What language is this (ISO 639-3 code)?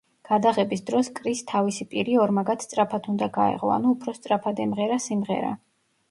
kat